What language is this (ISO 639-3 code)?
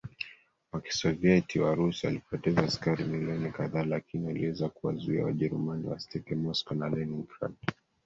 swa